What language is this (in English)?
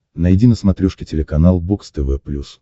Russian